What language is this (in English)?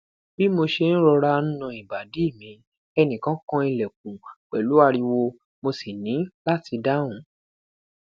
Yoruba